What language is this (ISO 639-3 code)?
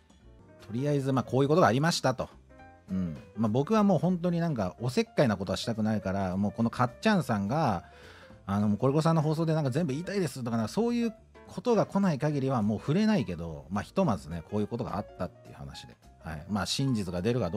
jpn